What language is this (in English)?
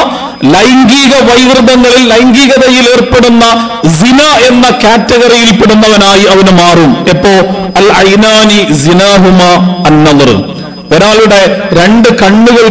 Arabic